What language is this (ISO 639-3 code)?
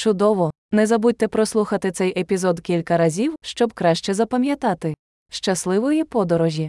ukr